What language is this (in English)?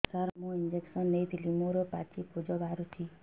Odia